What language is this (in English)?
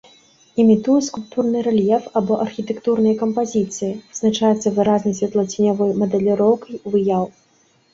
Belarusian